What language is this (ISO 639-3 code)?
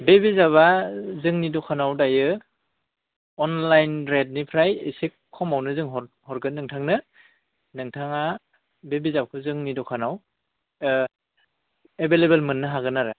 brx